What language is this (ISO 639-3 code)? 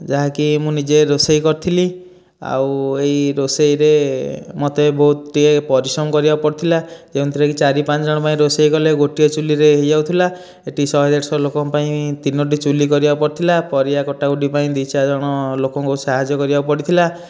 ori